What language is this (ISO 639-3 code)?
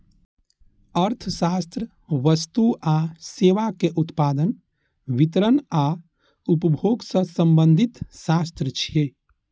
mai